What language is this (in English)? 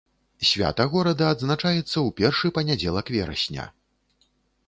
Belarusian